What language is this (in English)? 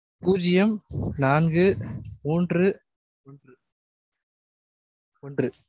Tamil